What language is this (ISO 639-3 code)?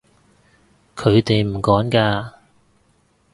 yue